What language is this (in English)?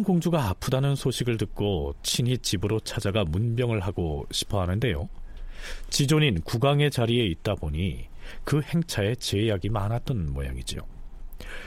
Korean